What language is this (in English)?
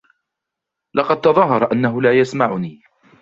Arabic